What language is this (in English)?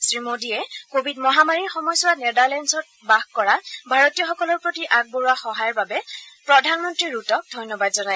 Assamese